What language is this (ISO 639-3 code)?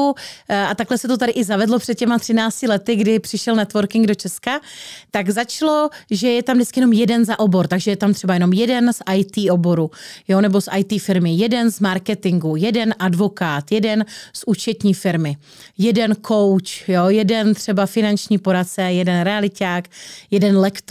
ces